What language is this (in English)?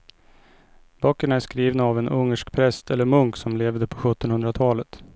Swedish